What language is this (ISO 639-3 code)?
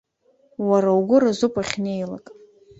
abk